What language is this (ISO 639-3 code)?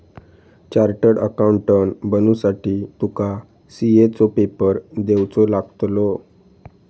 mar